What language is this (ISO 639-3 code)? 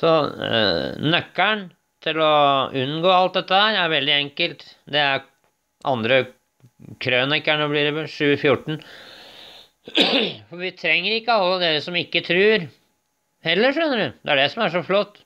nor